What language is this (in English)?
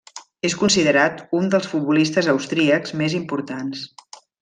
Catalan